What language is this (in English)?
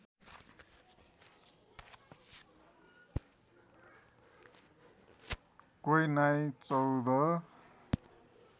Nepali